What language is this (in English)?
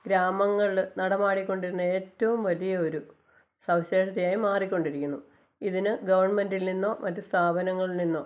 Malayalam